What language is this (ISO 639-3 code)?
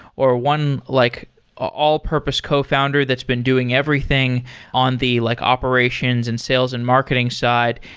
eng